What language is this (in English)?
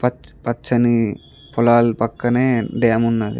Telugu